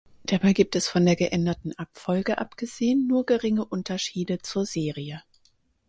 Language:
German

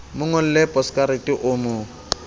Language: Southern Sotho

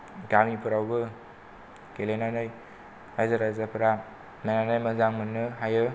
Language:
Bodo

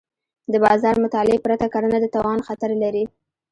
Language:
Pashto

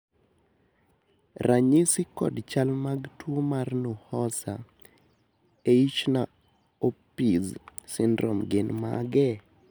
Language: Luo (Kenya and Tanzania)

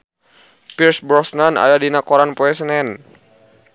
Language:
Sundanese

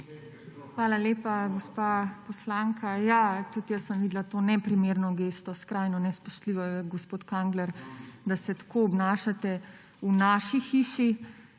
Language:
Slovenian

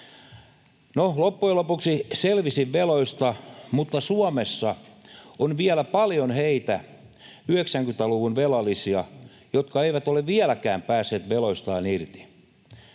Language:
Finnish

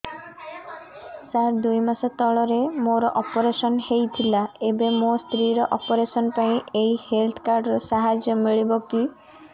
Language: Odia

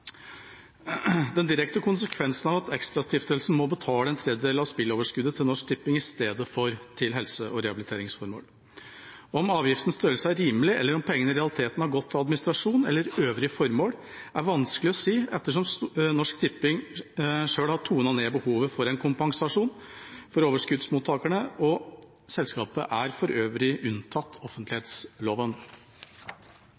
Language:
Norwegian Bokmål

